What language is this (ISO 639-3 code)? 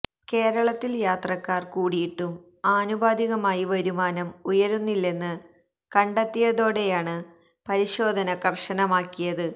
mal